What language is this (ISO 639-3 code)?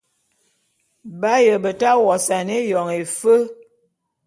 bum